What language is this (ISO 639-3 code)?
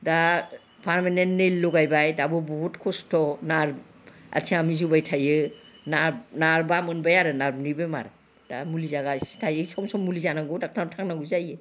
brx